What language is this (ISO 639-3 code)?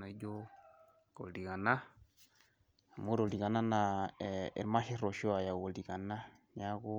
mas